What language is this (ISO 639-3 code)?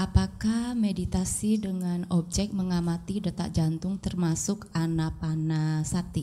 ind